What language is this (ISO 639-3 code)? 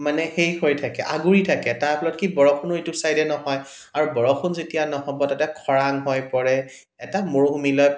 asm